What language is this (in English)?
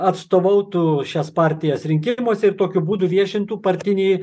Lithuanian